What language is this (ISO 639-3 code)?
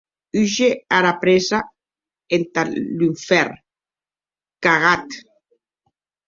oci